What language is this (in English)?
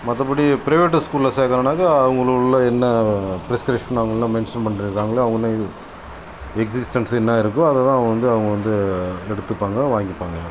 Tamil